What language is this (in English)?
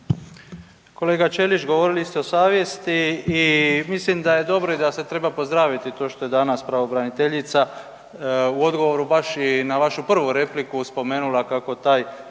Croatian